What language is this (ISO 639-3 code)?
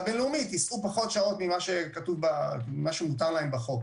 heb